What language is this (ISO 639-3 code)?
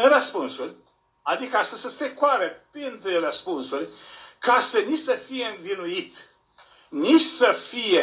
ron